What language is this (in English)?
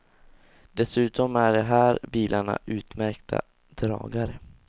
Swedish